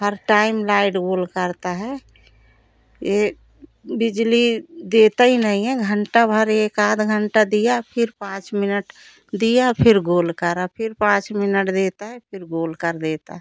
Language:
Hindi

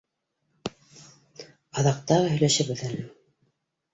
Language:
Bashkir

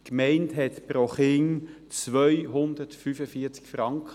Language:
Swiss German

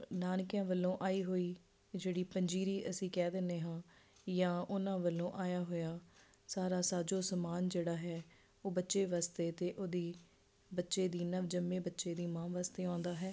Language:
Punjabi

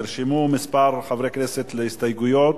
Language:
Hebrew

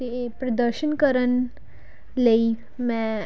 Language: Punjabi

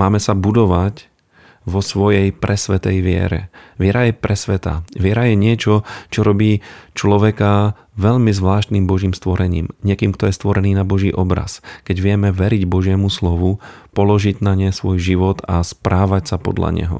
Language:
Slovak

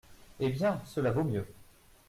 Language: French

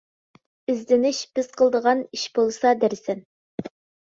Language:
Uyghur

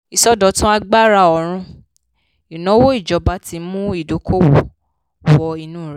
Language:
Yoruba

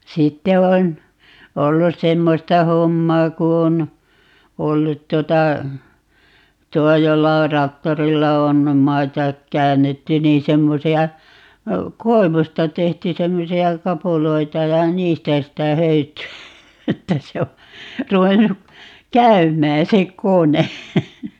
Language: Finnish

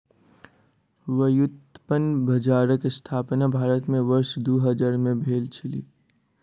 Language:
Maithili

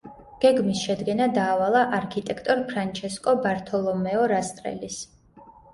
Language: Georgian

